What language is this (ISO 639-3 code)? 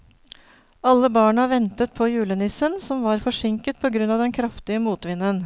nor